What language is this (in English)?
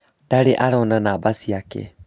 Kikuyu